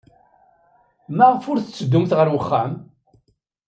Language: Kabyle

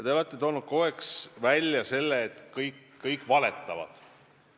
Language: Estonian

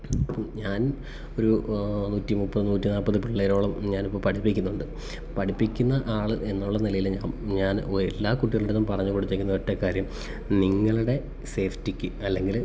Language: Malayalam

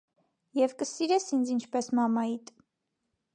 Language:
Armenian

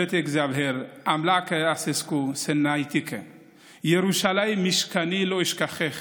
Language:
Hebrew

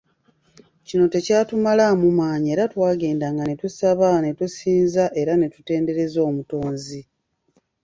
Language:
Ganda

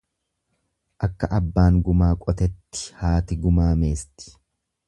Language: Oromo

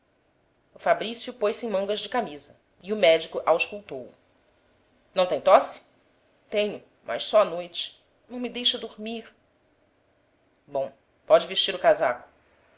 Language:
Portuguese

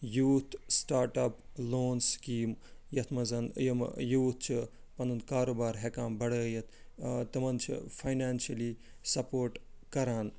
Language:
Kashmiri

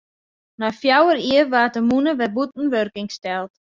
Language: Western Frisian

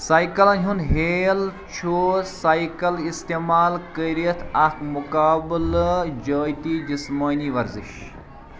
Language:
Kashmiri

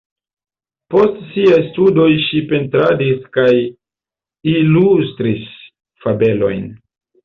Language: Esperanto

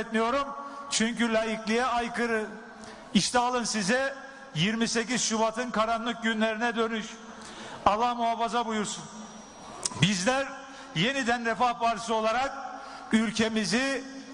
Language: Turkish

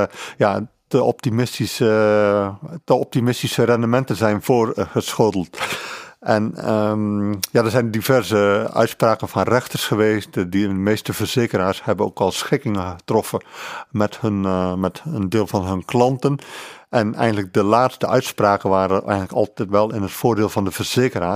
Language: Dutch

